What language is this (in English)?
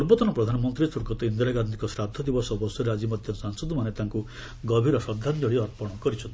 Odia